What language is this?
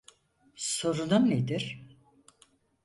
Turkish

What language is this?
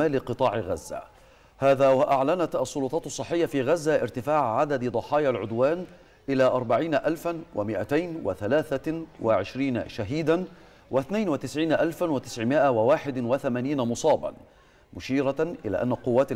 Arabic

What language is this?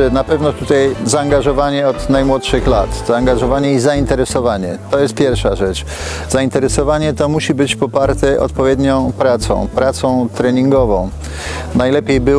Polish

